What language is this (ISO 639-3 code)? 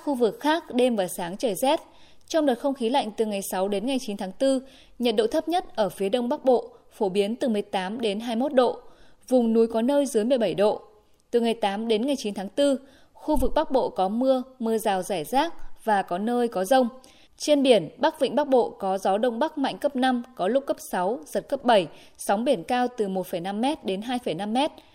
vie